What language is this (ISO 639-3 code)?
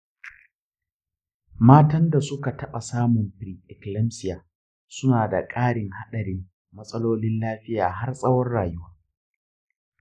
hau